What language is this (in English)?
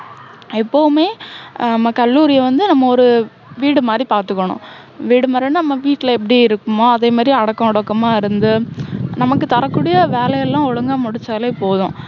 Tamil